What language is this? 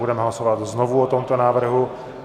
Czech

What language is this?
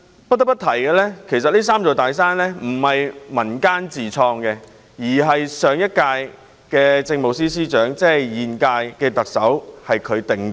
Cantonese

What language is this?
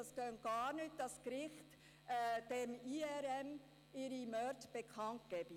Swiss German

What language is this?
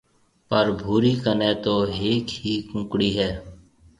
Marwari (Pakistan)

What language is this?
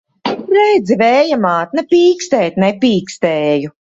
Latvian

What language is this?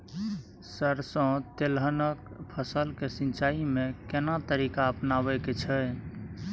Maithili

